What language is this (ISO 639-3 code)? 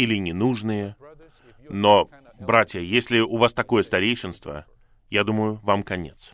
rus